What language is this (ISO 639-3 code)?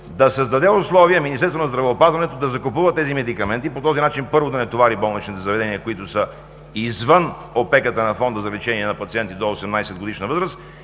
bul